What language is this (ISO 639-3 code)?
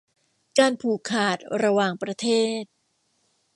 tha